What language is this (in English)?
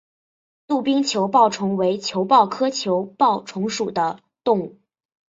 Chinese